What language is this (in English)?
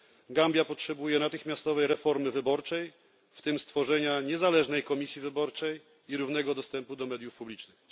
Polish